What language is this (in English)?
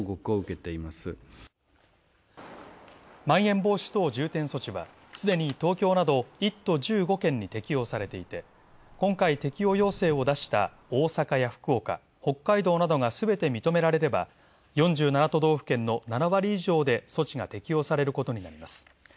Japanese